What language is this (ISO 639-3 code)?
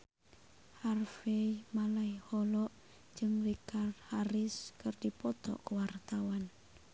sun